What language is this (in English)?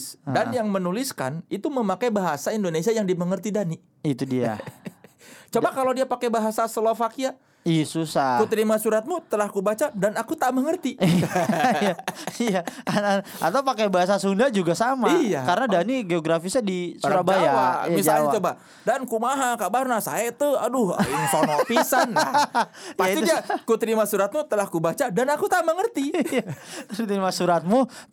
Indonesian